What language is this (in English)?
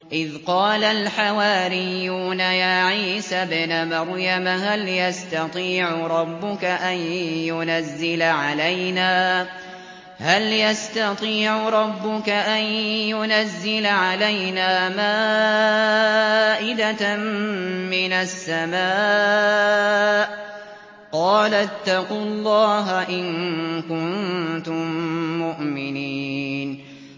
Arabic